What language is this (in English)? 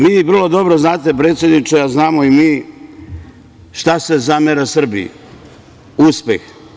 Serbian